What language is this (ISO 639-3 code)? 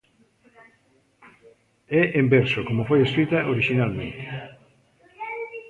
glg